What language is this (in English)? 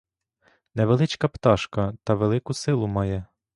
Ukrainian